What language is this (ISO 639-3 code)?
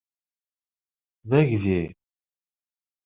kab